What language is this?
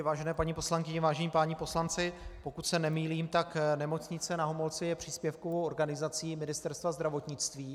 Czech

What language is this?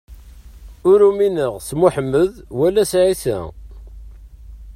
Kabyle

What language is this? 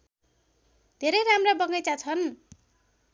Nepali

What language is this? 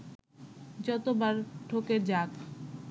Bangla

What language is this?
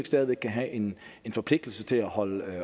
Danish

